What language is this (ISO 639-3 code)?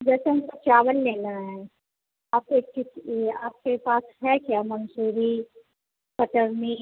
hin